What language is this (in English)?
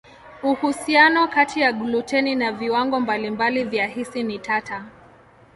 Swahili